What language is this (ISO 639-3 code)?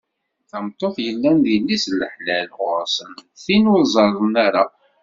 kab